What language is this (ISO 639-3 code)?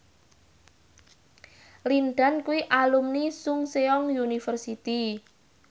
jav